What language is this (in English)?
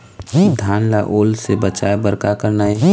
Chhattisgarhi